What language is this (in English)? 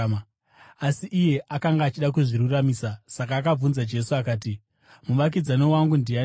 Shona